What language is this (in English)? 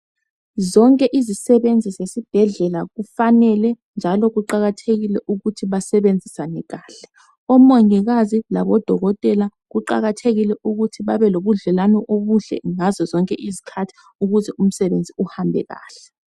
North Ndebele